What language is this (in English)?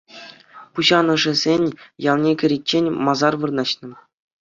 Chuvash